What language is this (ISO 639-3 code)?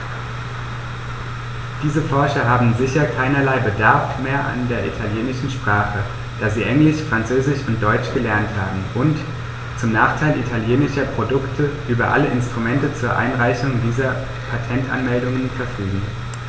deu